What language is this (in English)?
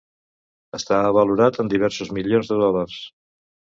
Catalan